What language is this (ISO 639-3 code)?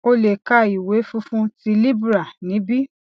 yor